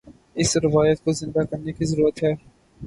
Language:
Urdu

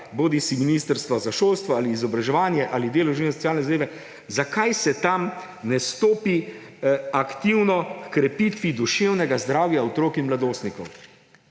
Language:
Slovenian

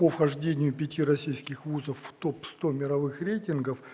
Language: Russian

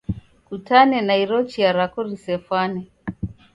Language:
Taita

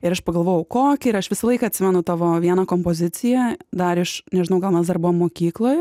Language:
Lithuanian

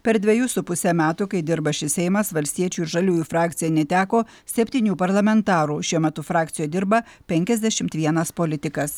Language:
Lithuanian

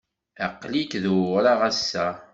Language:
Kabyle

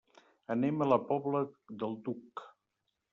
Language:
Catalan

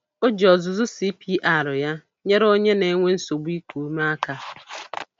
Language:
Igbo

